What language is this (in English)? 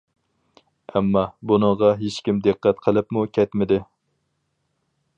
Uyghur